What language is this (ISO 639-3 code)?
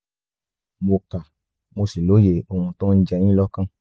yor